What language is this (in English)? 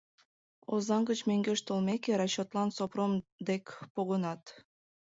Mari